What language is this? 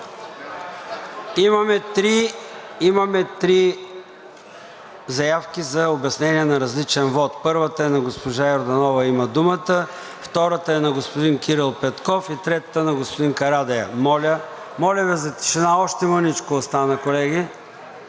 Bulgarian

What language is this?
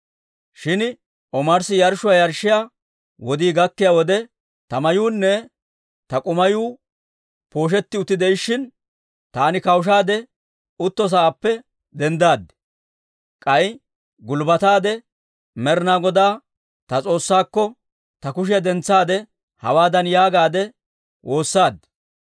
Dawro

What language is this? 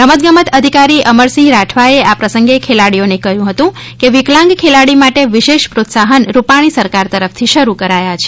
Gujarati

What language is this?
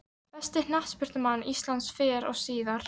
Icelandic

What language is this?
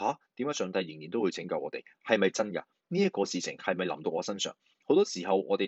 Chinese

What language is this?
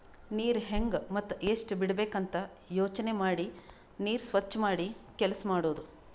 Kannada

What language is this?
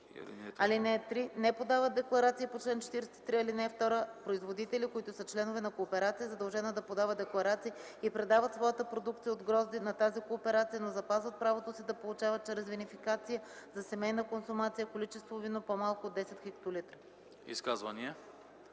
Bulgarian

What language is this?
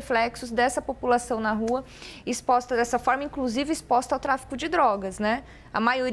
Portuguese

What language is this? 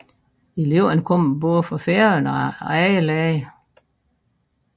Danish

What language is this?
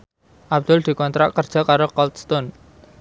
Javanese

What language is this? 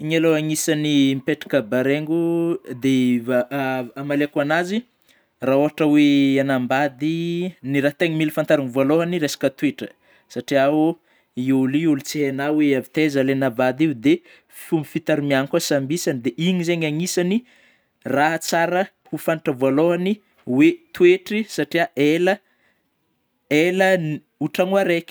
Northern Betsimisaraka Malagasy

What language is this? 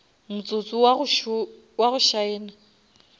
Northern Sotho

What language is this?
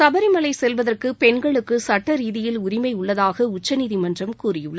Tamil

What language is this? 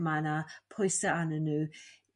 Welsh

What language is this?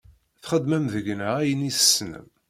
Kabyle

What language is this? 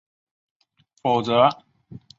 Chinese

